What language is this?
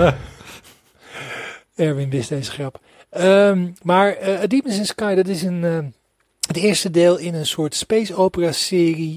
Dutch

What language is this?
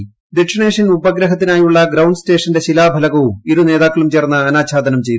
Malayalam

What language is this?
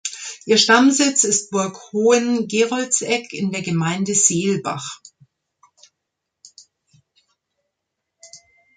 German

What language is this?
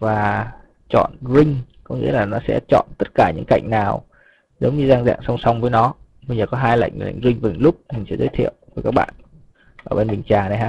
Vietnamese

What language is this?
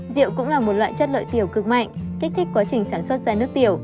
Vietnamese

